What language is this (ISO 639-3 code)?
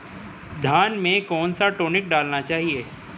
hin